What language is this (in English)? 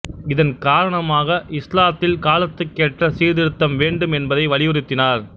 Tamil